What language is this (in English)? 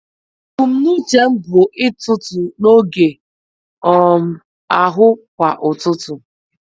Igbo